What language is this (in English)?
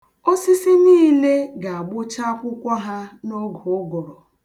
Igbo